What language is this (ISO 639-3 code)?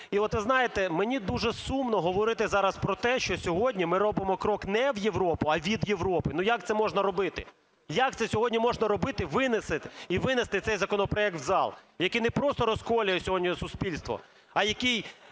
ukr